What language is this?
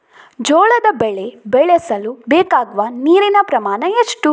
Kannada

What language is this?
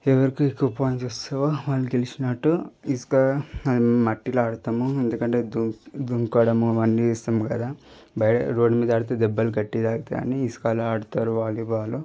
Telugu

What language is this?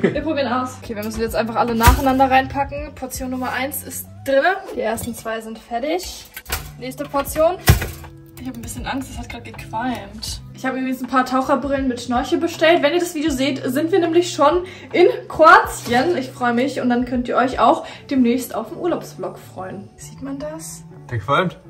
German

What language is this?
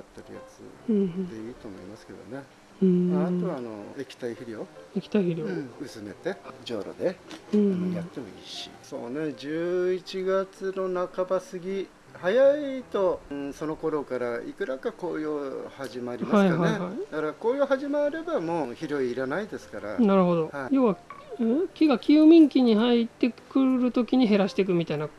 Japanese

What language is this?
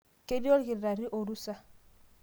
Masai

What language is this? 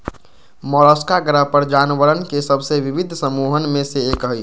Magahi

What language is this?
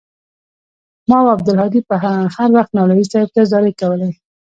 Pashto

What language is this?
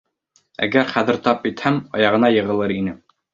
Bashkir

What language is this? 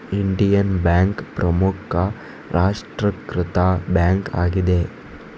Kannada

